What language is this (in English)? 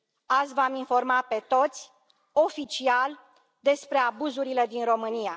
Romanian